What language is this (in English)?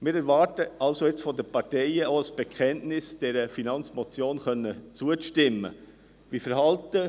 Swiss German